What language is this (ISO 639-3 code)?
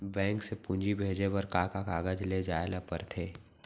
hne